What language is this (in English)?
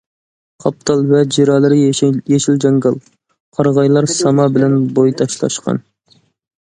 Uyghur